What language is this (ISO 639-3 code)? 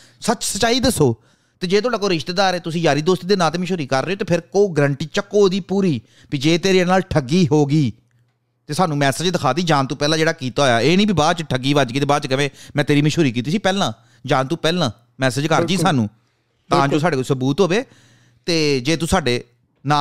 pan